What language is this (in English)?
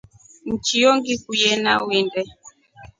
Rombo